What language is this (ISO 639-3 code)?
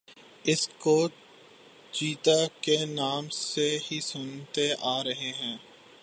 urd